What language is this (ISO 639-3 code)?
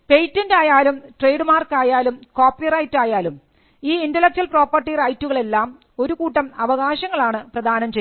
mal